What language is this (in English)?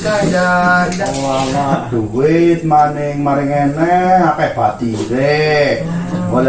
Indonesian